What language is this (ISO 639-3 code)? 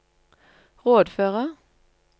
nor